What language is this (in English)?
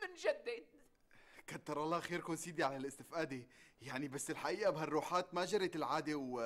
Arabic